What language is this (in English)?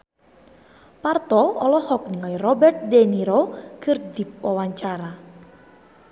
Sundanese